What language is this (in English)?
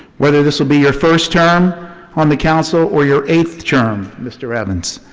English